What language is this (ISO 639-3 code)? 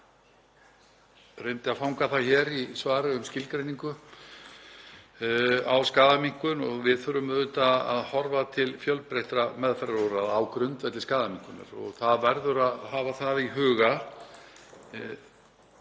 isl